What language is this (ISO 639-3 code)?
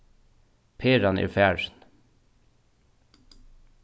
fao